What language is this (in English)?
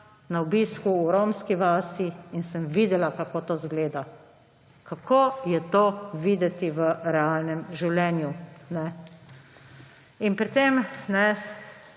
Slovenian